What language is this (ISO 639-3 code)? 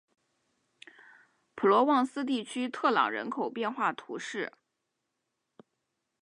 zho